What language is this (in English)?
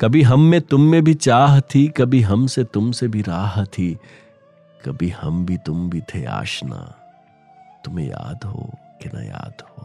Hindi